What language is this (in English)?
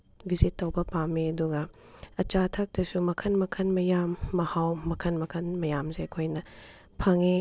Manipuri